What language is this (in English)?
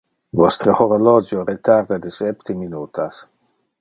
Interlingua